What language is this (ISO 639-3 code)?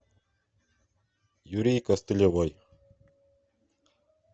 rus